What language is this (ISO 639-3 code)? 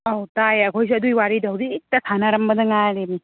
mni